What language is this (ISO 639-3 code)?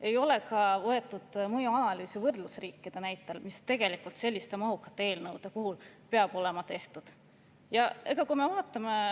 est